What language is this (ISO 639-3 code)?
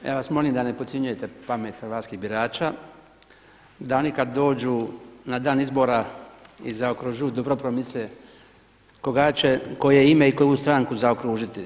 hrv